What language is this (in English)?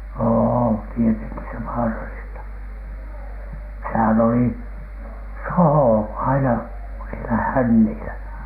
Finnish